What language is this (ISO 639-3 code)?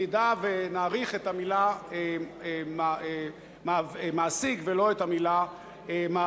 heb